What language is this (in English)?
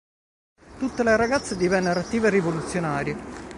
Italian